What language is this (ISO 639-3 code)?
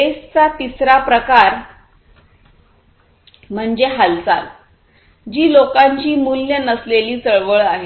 mar